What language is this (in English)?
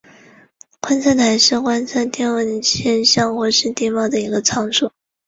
Chinese